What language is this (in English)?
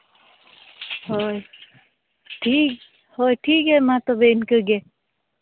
Santali